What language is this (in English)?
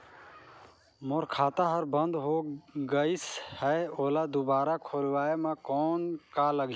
Chhattisgarhi